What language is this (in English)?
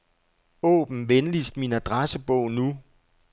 Danish